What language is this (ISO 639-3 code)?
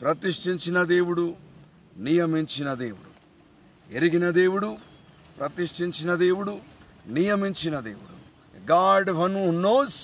tel